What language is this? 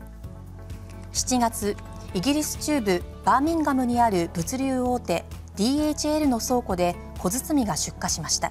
Japanese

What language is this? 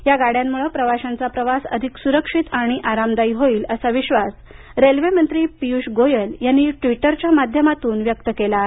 Marathi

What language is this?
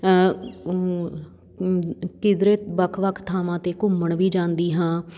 Punjabi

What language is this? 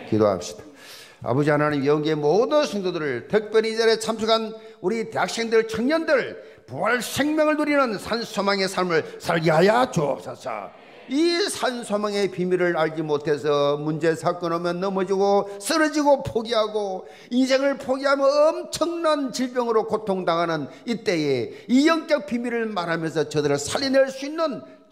Korean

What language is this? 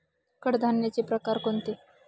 Marathi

